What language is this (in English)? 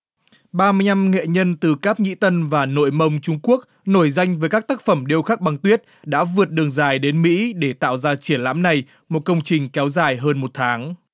Vietnamese